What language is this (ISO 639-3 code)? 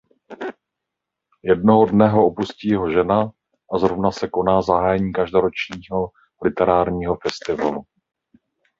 ces